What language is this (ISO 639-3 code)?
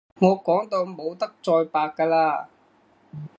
yue